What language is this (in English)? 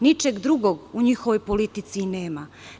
Serbian